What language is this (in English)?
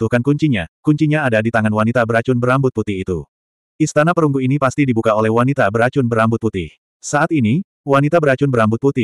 Indonesian